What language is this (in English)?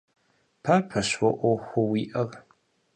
Kabardian